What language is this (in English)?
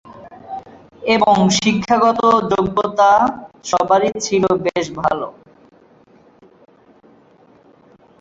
Bangla